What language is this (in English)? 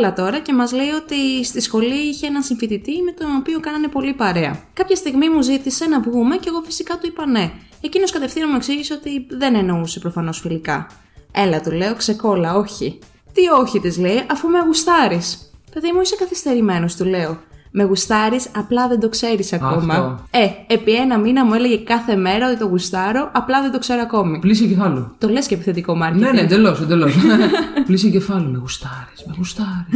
Greek